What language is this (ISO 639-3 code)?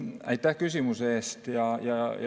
est